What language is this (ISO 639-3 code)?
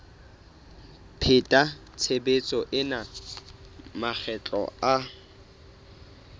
sot